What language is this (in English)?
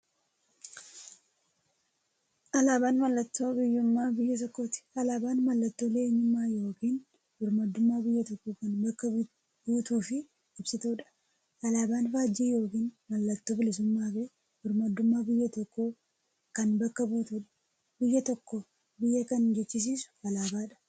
Oromo